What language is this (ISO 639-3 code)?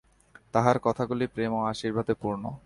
ben